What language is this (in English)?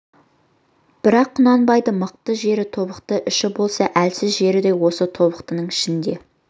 Kazakh